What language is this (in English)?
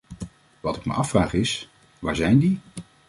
Dutch